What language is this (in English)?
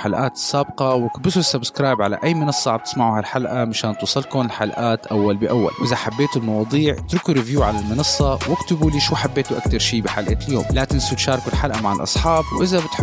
Arabic